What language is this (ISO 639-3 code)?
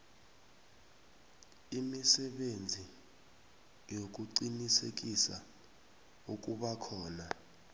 nbl